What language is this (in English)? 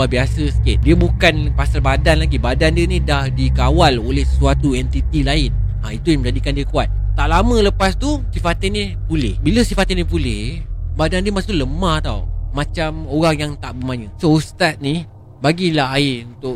Malay